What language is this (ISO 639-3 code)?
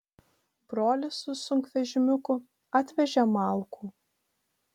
lit